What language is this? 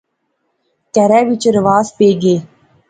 Pahari-Potwari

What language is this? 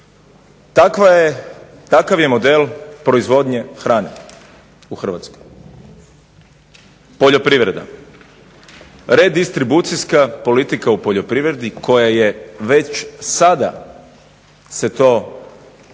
Croatian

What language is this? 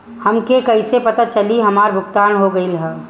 Bhojpuri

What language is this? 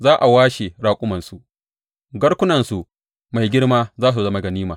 Hausa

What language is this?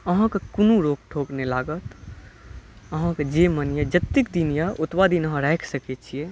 Maithili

